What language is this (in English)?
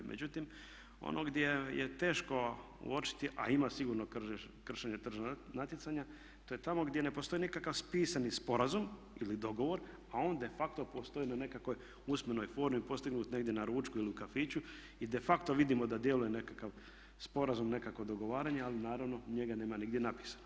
Croatian